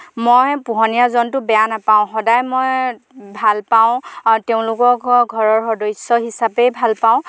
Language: Assamese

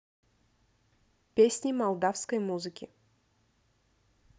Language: Russian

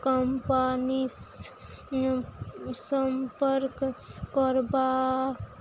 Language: Maithili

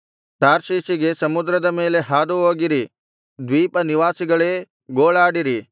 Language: Kannada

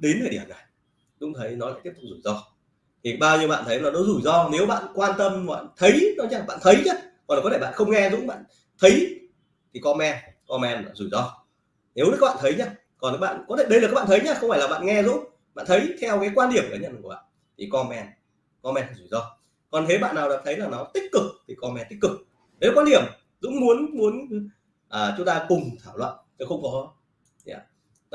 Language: Vietnamese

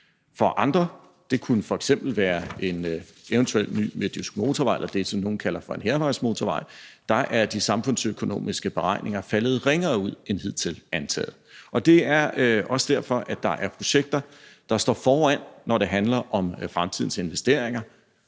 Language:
Danish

